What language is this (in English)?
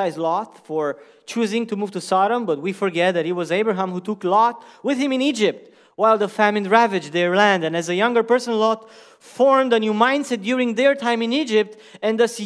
Romanian